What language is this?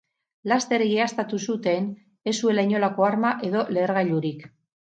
Basque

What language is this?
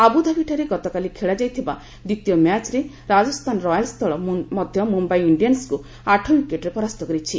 Odia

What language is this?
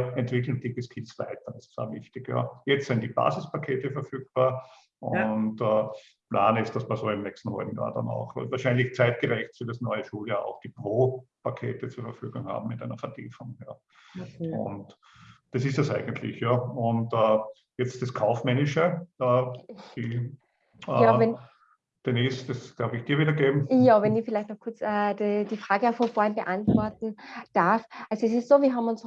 German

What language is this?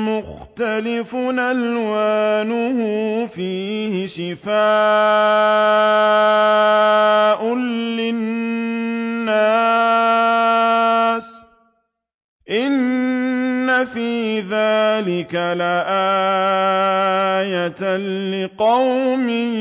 Arabic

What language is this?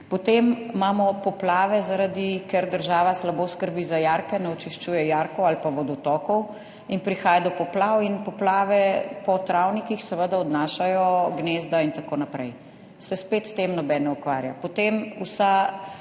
Slovenian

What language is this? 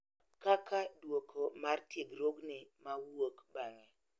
Luo (Kenya and Tanzania)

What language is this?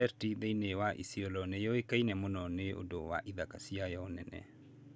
Kikuyu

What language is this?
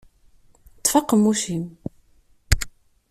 Kabyle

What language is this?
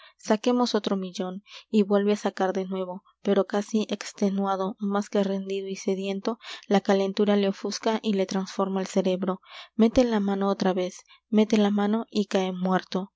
Spanish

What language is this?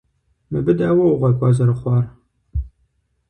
Kabardian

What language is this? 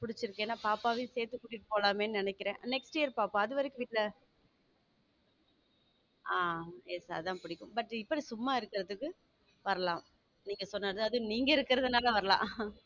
Tamil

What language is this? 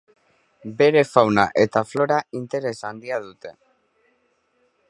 Basque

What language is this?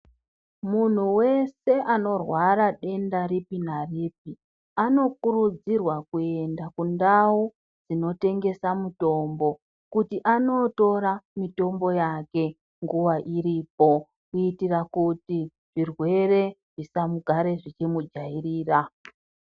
Ndau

